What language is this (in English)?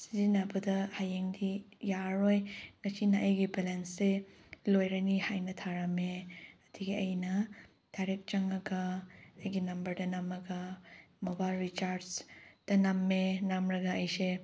Manipuri